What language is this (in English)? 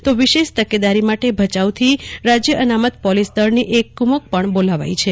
Gujarati